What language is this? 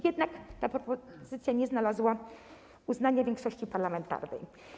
Polish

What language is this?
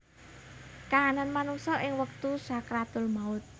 Javanese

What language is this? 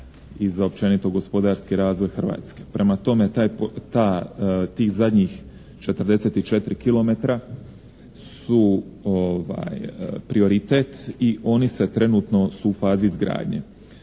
Croatian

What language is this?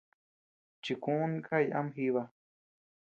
Tepeuxila Cuicatec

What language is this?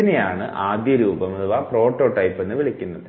Malayalam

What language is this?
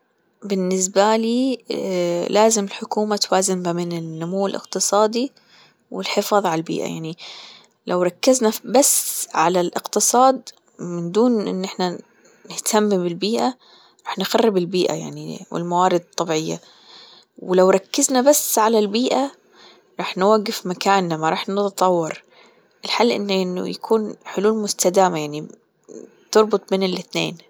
Gulf Arabic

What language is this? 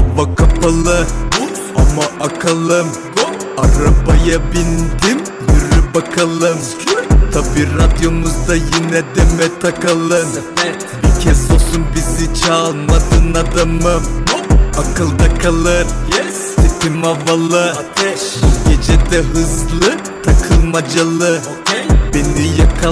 Turkish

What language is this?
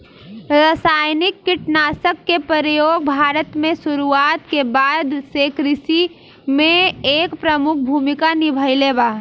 Bhojpuri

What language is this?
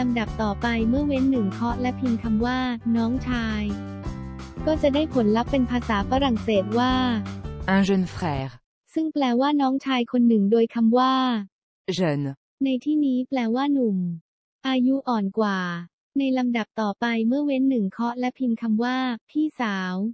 Thai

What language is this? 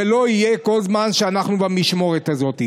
Hebrew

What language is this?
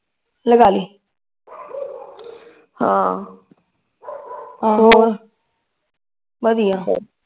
Punjabi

